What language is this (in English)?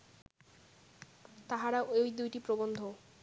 Bangla